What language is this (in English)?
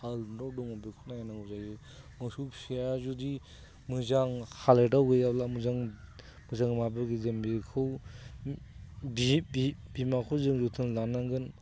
Bodo